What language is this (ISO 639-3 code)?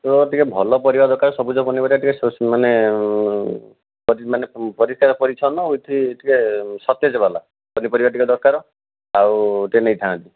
ori